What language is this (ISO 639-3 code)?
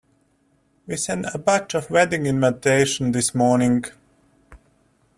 eng